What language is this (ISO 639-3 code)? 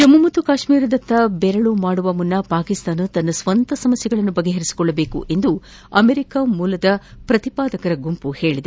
kan